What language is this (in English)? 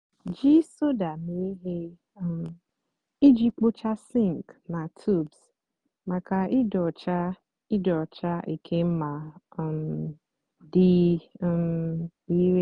Igbo